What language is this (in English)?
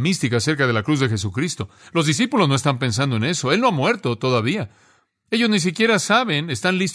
Spanish